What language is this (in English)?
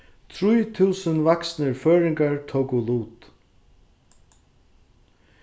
Faroese